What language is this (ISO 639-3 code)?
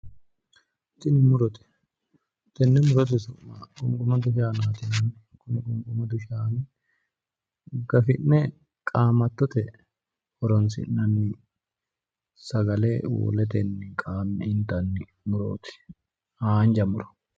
sid